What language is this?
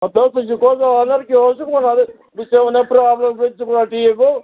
Kashmiri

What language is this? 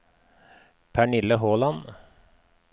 Norwegian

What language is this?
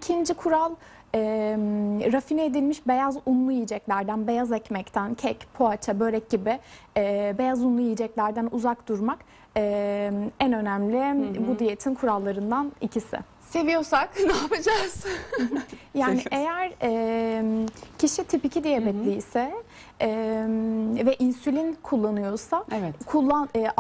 Turkish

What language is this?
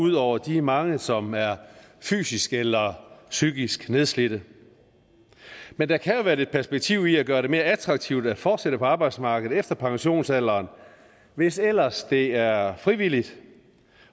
Danish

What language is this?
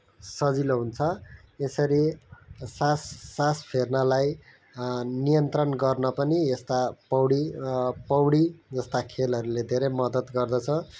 Nepali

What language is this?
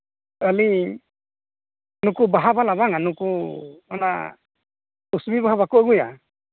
Santali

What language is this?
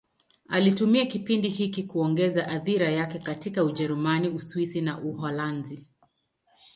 Swahili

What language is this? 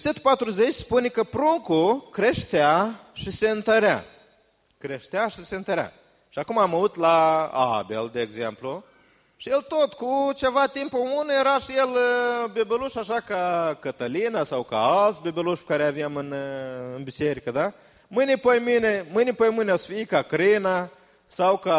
Romanian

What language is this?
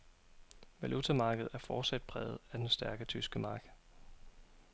Danish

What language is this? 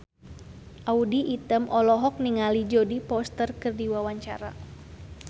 Sundanese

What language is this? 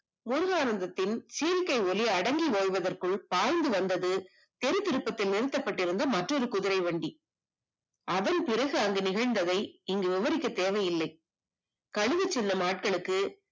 Tamil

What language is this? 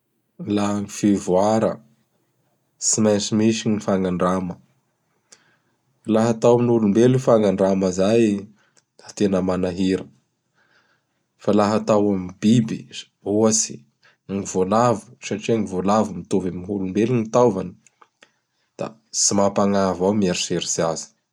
Bara Malagasy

